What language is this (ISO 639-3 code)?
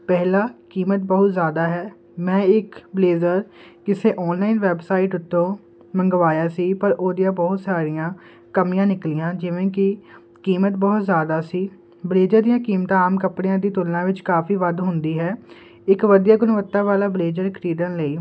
pan